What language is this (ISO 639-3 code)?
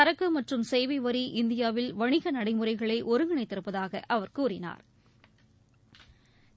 tam